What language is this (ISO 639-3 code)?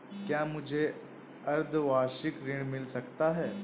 hin